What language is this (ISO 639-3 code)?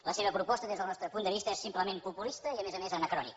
cat